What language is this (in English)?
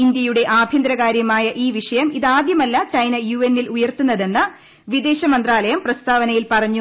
Malayalam